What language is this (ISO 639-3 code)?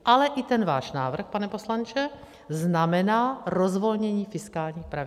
ces